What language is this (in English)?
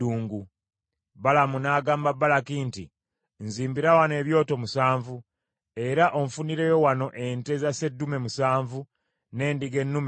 Ganda